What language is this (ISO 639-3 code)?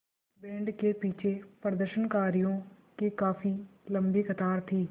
hin